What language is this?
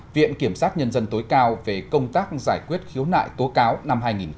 Vietnamese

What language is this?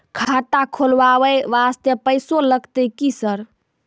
Maithili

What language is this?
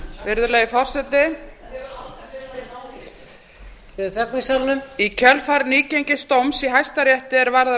Icelandic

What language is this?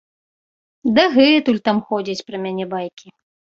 Belarusian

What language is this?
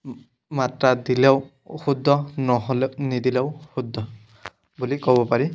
Assamese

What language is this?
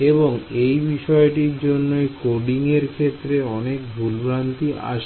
Bangla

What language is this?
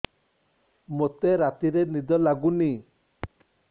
Odia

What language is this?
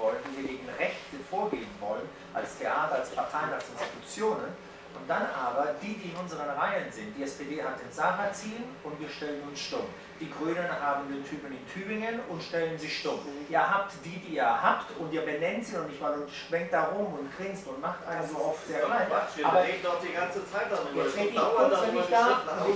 German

